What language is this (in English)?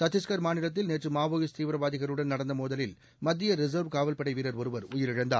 Tamil